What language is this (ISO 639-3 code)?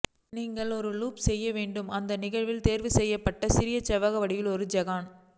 tam